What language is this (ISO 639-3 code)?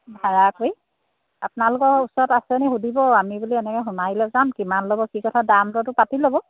asm